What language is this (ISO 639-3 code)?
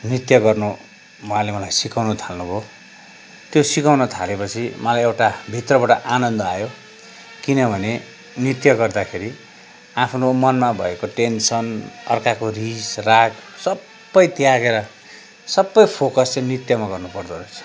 nep